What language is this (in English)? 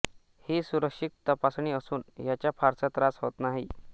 Marathi